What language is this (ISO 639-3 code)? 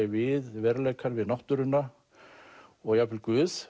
isl